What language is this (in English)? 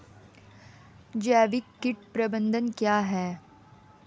Hindi